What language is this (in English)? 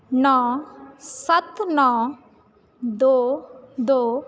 Punjabi